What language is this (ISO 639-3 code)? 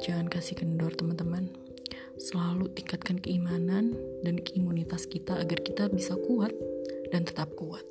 ind